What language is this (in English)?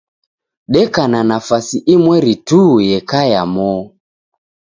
Taita